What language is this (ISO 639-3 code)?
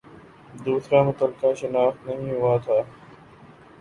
urd